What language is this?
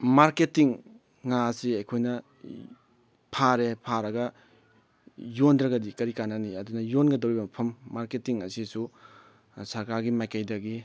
Manipuri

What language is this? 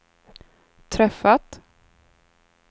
Swedish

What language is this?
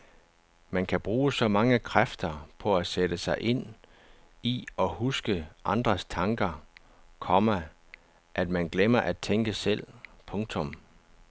Danish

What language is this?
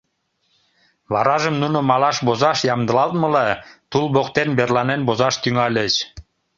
Mari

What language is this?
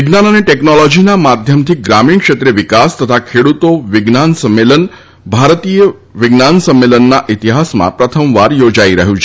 Gujarati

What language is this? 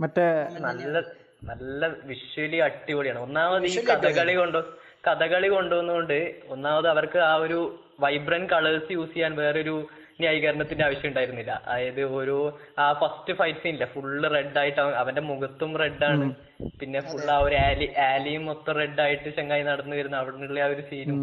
Malayalam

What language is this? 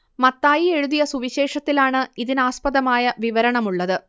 Malayalam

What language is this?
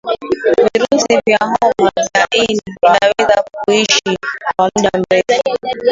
Swahili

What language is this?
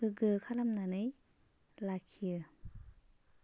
Bodo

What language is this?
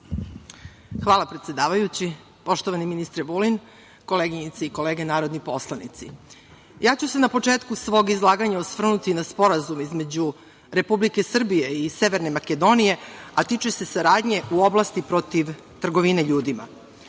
Serbian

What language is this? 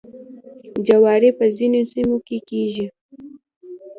Pashto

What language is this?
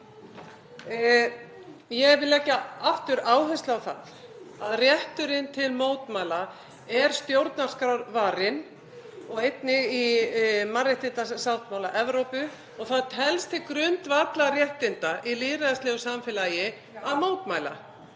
Icelandic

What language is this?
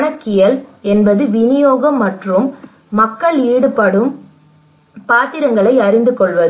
Tamil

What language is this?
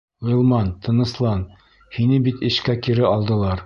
Bashkir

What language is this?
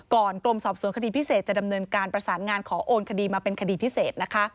Thai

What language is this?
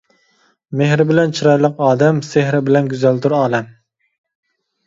Uyghur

